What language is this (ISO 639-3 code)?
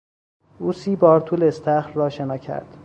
fas